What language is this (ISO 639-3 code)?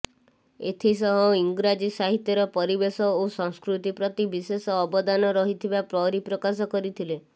ori